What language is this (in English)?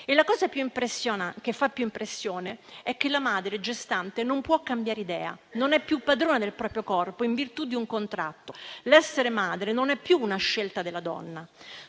Italian